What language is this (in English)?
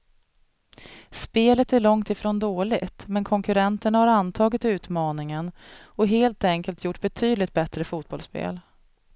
Swedish